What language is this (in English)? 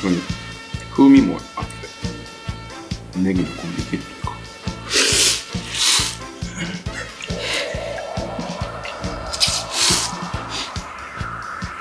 Japanese